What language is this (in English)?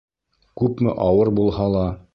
Bashkir